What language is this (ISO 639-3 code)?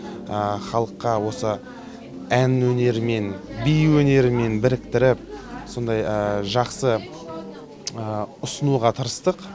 kaz